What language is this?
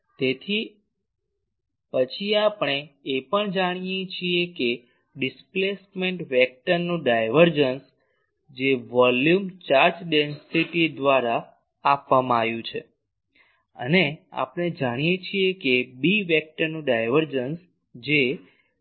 Gujarati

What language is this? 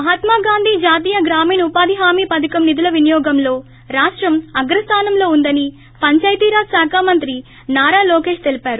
Telugu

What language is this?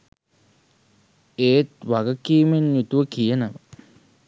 Sinhala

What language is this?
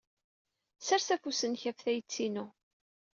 Kabyle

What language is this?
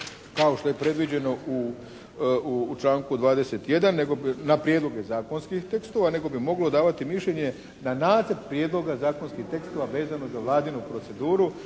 Croatian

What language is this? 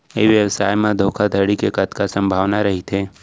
Chhattisgarhi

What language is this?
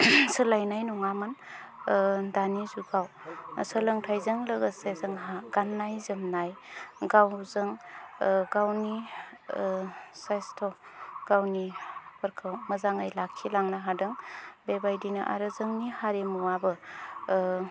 Bodo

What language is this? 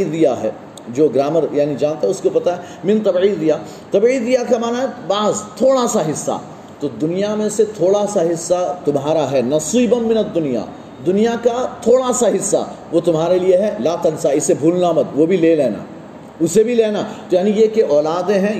Urdu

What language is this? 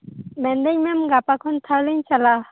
Santali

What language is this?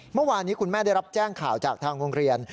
Thai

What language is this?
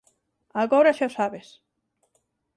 Galician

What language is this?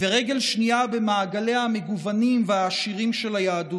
Hebrew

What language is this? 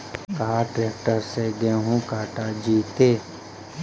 Magahi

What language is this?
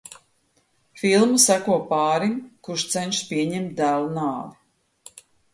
Latvian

